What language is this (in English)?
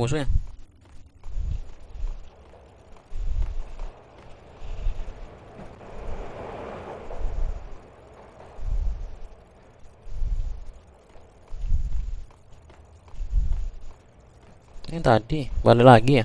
Indonesian